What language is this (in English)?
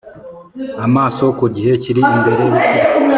Kinyarwanda